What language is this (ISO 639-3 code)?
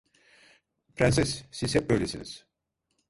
tur